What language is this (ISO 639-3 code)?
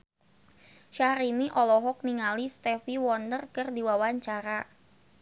sun